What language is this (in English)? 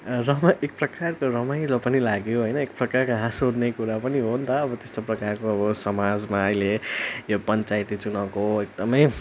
Nepali